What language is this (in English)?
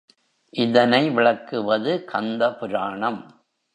Tamil